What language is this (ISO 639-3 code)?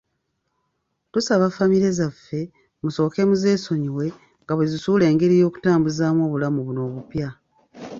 lug